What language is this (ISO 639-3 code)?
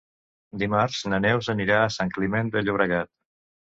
cat